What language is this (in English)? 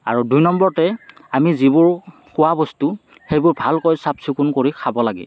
Assamese